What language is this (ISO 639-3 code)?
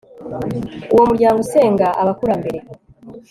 kin